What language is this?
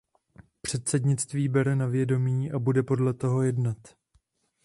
Czech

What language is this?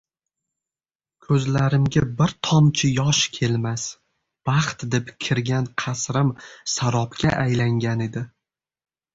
Uzbek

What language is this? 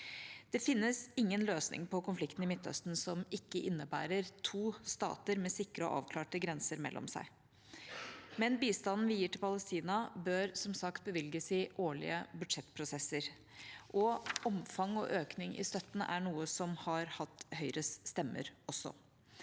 Norwegian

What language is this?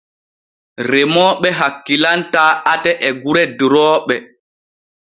Borgu Fulfulde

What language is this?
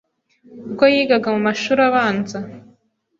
Kinyarwanda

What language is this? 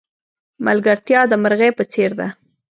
Pashto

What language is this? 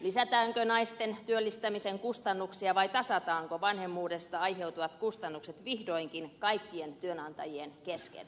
Finnish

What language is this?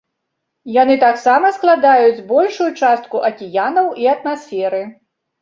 Belarusian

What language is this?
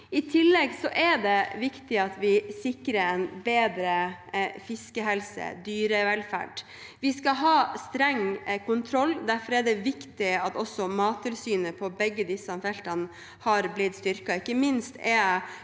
Norwegian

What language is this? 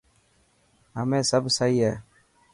Dhatki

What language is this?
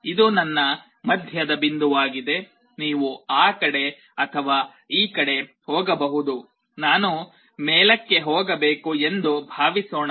Kannada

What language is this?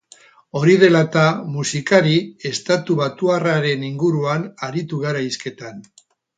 Basque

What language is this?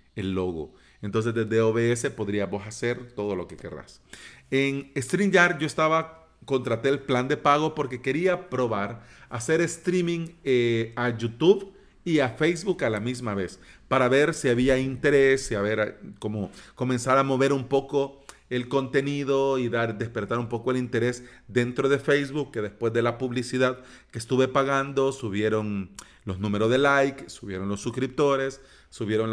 Spanish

